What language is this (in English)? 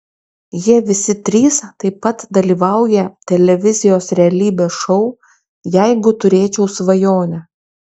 Lithuanian